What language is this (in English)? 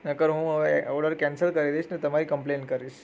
Gujarati